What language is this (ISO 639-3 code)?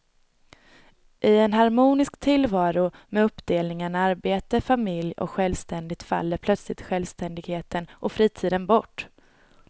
swe